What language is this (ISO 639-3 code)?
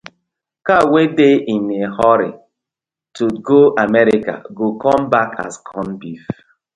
pcm